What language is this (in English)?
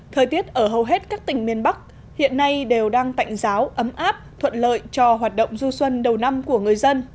Vietnamese